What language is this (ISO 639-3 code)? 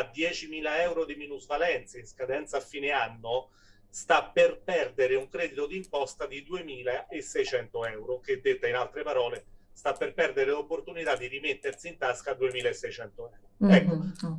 ita